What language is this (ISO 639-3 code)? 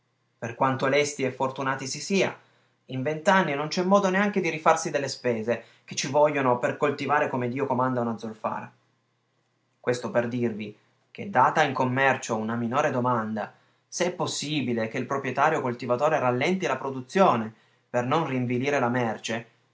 ita